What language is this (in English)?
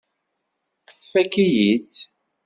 Kabyle